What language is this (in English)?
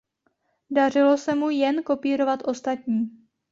Czech